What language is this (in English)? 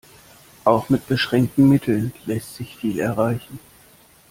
German